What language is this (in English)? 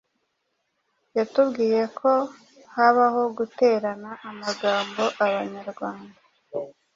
Kinyarwanda